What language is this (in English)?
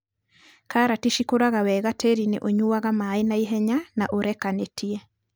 Kikuyu